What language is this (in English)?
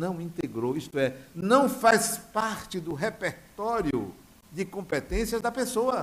Portuguese